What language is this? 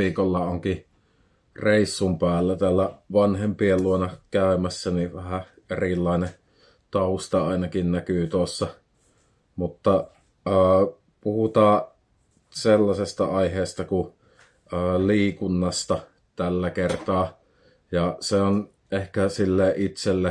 Finnish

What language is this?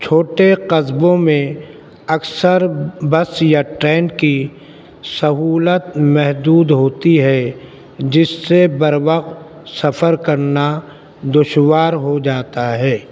Urdu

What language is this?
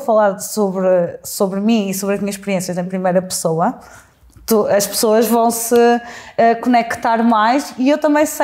Portuguese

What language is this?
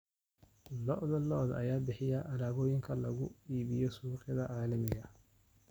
Somali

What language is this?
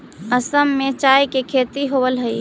Magahi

